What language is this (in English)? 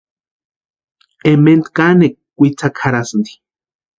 Western Highland Purepecha